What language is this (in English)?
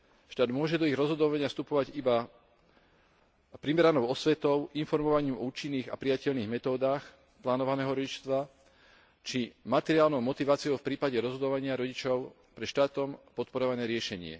Slovak